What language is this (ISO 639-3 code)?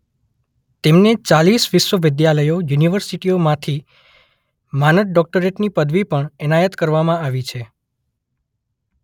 guj